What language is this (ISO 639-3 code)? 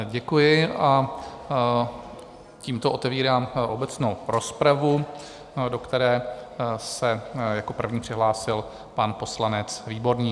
ces